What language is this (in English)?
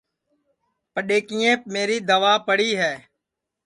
Sansi